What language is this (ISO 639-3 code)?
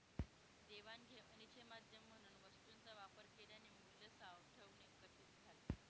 mar